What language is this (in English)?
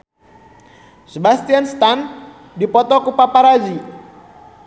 Sundanese